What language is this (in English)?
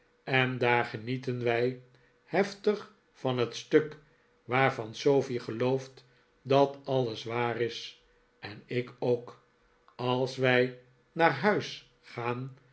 Dutch